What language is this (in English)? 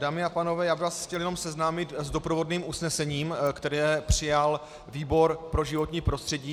Czech